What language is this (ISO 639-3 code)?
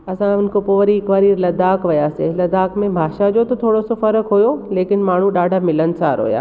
snd